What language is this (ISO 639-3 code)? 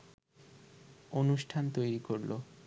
ben